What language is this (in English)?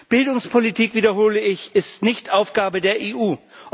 German